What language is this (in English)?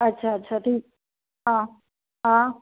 Sindhi